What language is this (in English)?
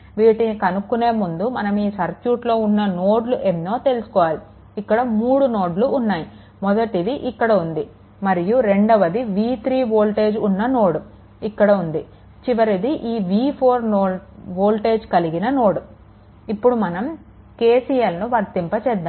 Telugu